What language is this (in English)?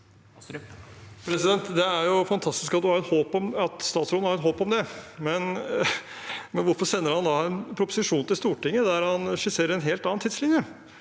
Norwegian